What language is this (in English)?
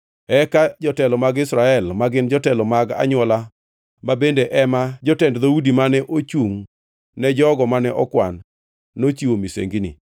Luo (Kenya and Tanzania)